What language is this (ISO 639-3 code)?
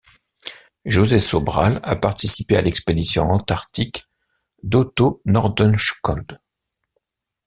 fra